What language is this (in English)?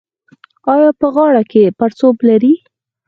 Pashto